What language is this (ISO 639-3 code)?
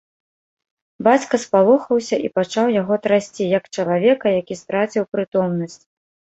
bel